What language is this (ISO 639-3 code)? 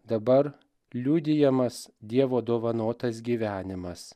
lit